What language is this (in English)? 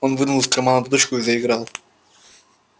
Russian